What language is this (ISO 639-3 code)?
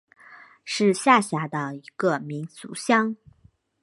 zho